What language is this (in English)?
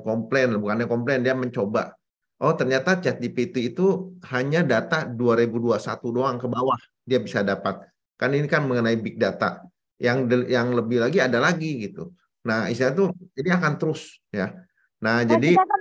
Indonesian